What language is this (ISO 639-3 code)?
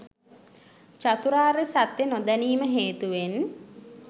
sin